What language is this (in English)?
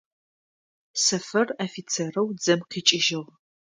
Adyghe